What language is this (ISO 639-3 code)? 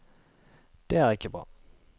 nor